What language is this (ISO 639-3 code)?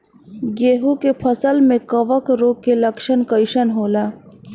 bho